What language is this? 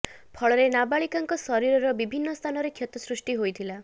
Odia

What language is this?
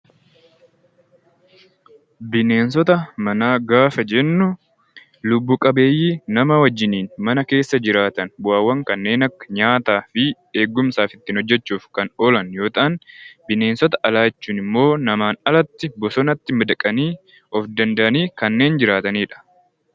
Oromo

